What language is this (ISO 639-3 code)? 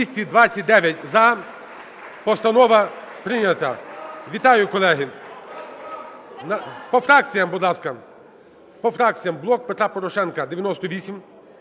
ukr